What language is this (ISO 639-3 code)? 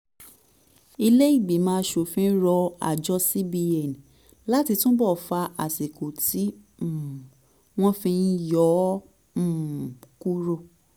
yor